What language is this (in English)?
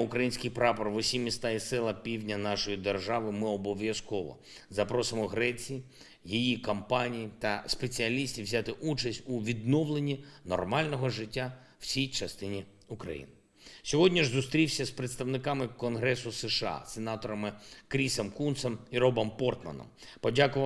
Ukrainian